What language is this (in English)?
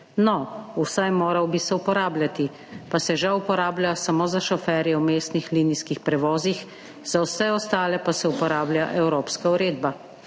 Slovenian